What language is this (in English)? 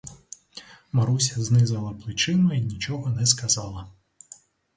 Ukrainian